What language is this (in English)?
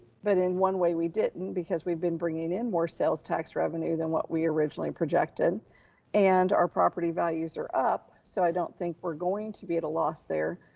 English